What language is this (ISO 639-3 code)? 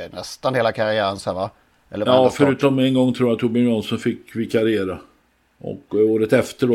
swe